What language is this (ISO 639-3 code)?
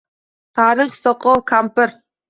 uzb